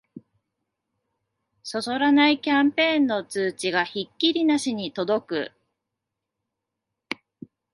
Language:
Japanese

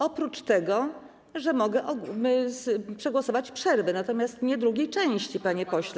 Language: Polish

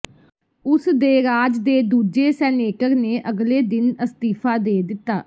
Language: Punjabi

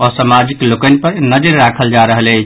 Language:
Maithili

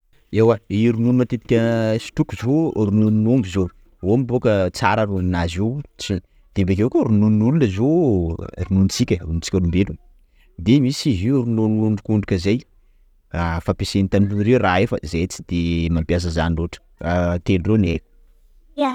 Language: Sakalava Malagasy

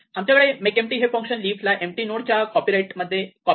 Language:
Marathi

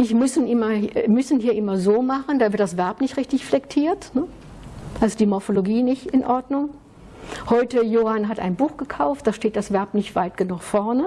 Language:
German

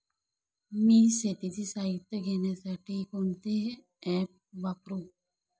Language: Marathi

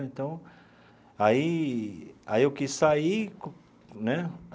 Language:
Portuguese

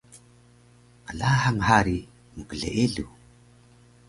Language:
Taroko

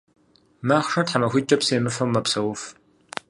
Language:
Kabardian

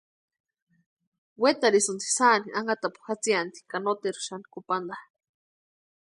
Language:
Western Highland Purepecha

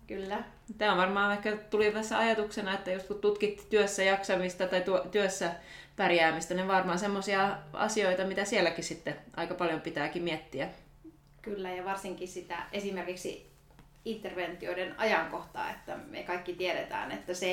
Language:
Finnish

